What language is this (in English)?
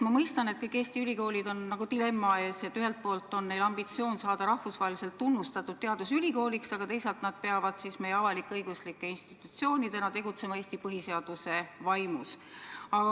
Estonian